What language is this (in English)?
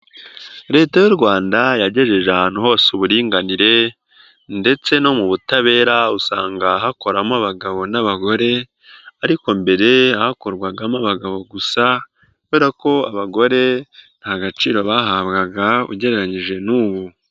Kinyarwanda